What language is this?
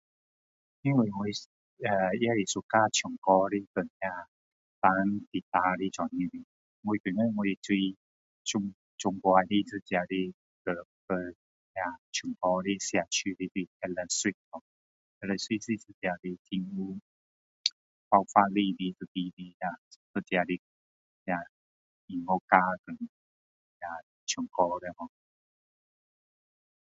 Min Dong Chinese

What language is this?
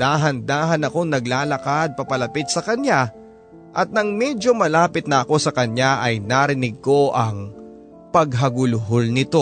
Filipino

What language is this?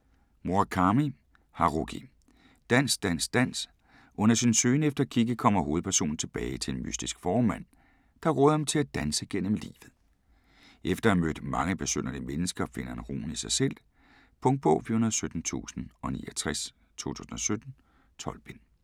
Danish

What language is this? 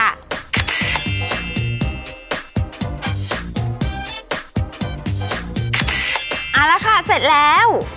Thai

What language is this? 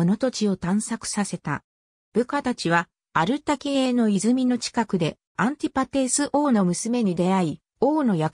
Japanese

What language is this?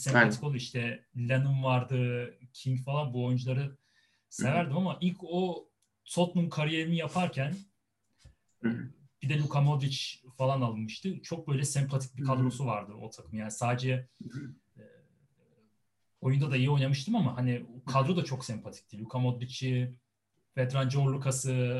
Turkish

